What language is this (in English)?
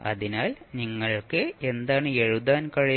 Malayalam